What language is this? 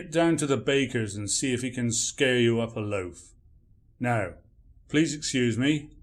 English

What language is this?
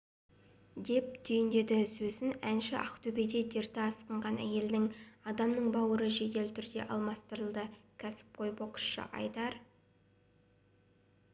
Kazakh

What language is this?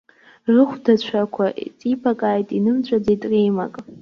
Abkhazian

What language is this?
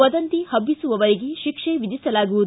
Kannada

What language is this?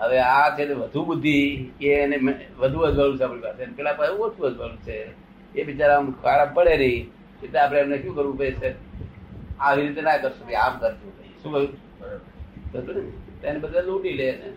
Gujarati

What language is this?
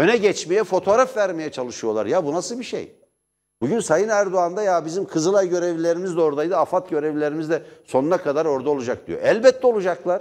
Turkish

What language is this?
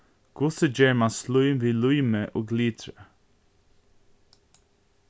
Faroese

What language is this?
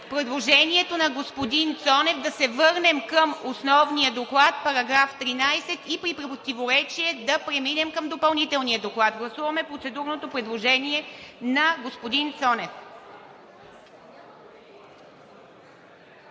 Bulgarian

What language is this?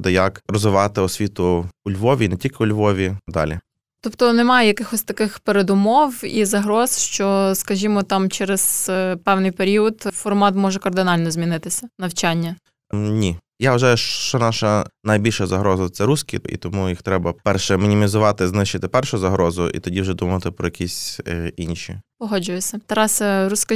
Ukrainian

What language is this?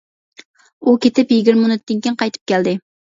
Uyghur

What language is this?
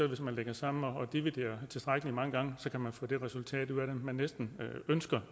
Danish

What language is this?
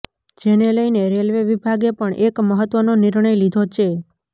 Gujarati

